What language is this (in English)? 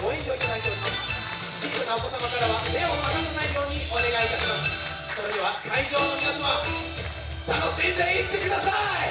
Japanese